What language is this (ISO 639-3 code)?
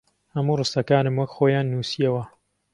ckb